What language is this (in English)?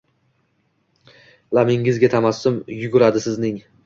Uzbek